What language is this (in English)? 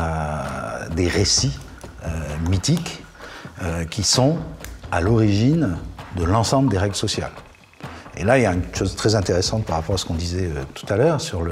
French